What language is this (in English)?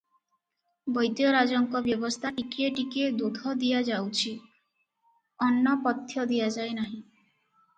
Odia